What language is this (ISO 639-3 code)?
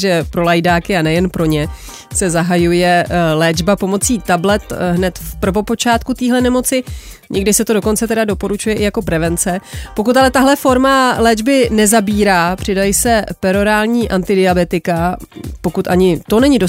ces